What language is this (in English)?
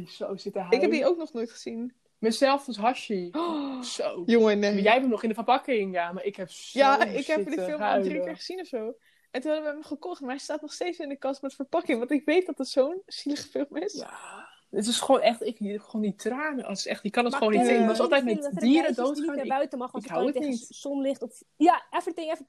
Dutch